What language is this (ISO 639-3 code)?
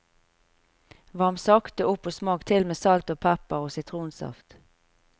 nor